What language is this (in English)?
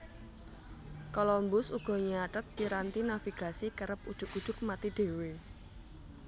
Javanese